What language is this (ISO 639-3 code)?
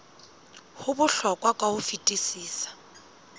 sot